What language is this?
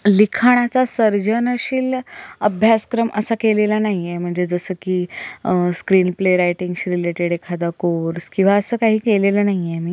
Marathi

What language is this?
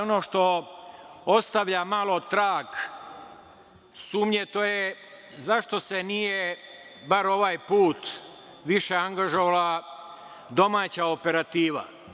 Serbian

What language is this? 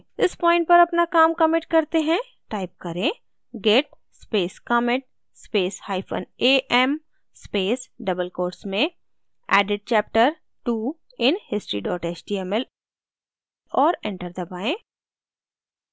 Hindi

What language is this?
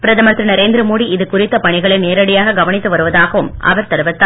Tamil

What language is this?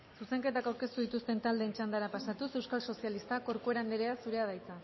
Basque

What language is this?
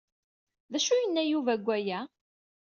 Kabyle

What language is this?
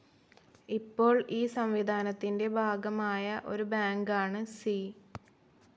Malayalam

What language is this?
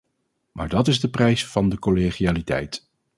Dutch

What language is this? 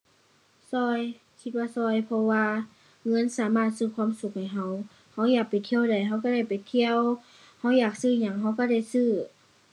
Thai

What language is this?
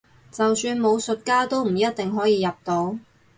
Cantonese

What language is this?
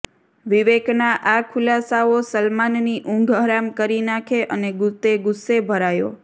Gujarati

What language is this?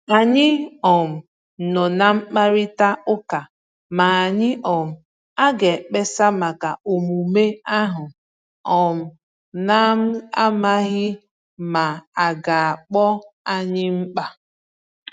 Igbo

